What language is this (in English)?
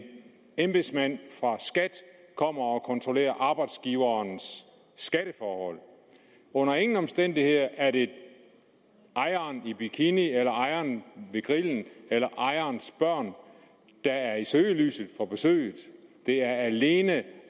Danish